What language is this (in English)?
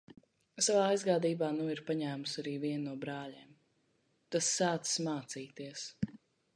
Latvian